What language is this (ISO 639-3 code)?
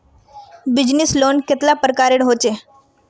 mag